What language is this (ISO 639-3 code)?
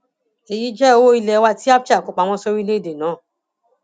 yor